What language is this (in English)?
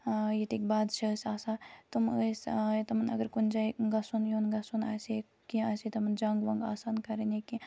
Kashmiri